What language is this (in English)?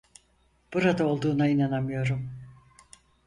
Turkish